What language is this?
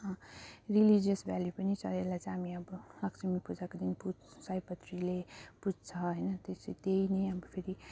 Nepali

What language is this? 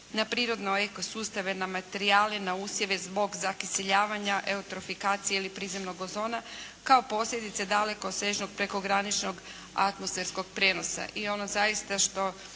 Croatian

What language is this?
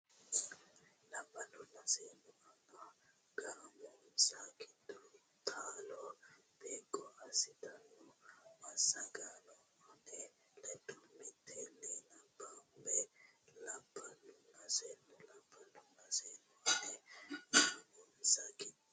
Sidamo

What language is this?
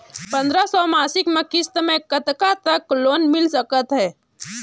Chhattisgarhi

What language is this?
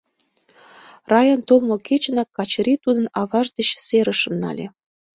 Mari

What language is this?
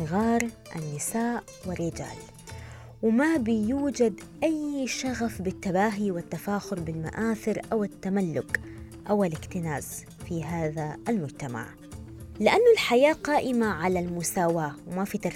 Arabic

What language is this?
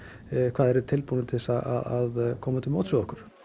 Icelandic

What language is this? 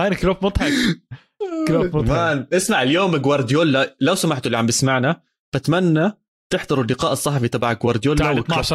Arabic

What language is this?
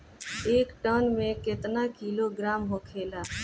Bhojpuri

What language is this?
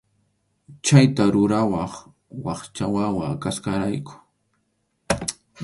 Arequipa-La Unión Quechua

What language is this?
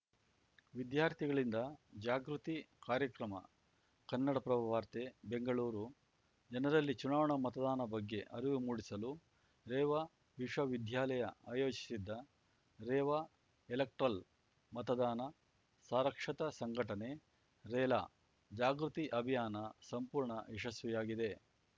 Kannada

